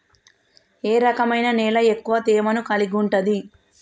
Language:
Telugu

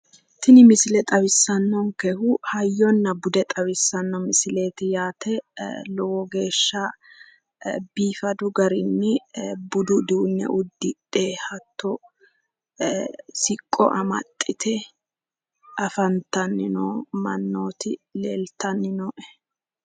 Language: Sidamo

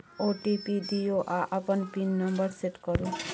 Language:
Maithili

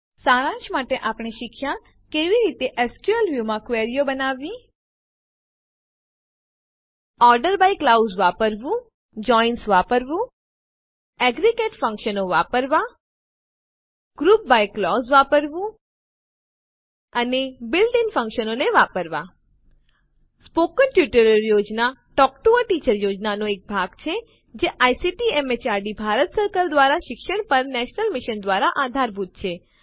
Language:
Gujarati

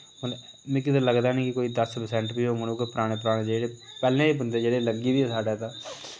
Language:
Dogri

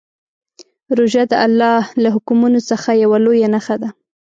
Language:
Pashto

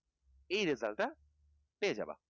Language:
Bangla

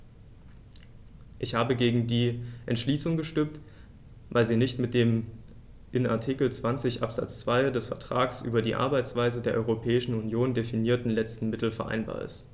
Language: German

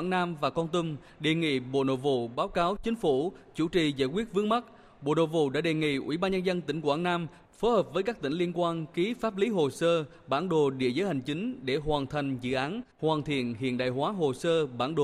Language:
Vietnamese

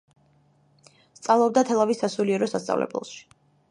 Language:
Georgian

